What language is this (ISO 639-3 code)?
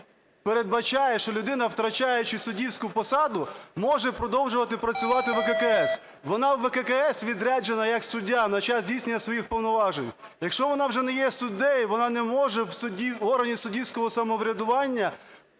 ukr